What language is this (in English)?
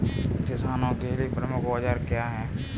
Hindi